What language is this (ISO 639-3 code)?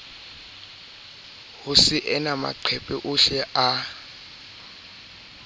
sot